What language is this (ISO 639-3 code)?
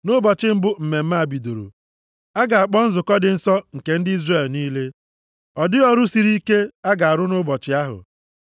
ibo